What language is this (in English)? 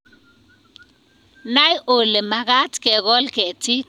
Kalenjin